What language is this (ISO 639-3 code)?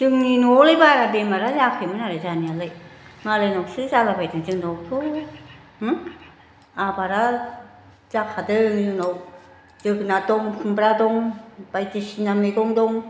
brx